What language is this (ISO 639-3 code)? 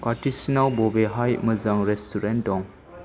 brx